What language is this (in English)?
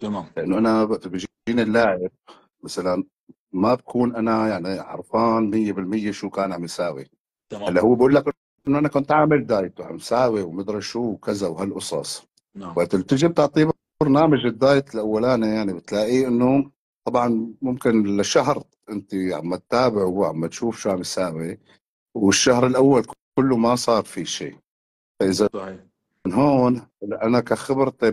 Arabic